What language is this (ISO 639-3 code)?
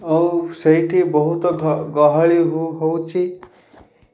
ori